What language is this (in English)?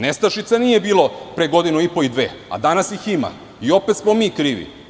Serbian